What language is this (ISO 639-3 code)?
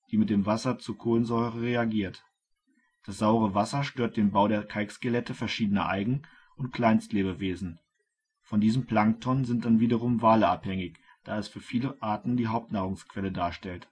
deu